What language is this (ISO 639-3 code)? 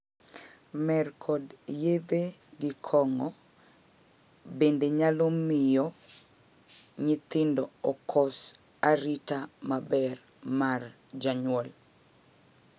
luo